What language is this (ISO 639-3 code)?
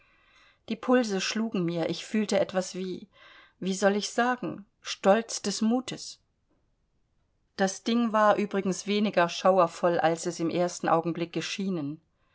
deu